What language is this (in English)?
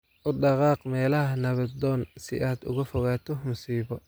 Somali